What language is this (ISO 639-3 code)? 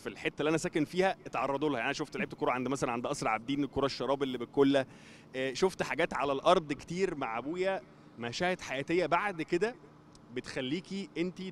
ara